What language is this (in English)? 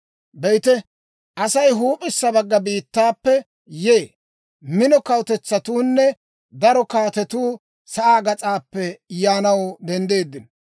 Dawro